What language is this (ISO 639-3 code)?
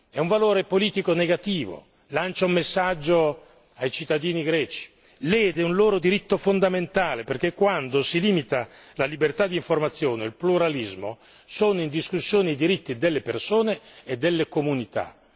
ita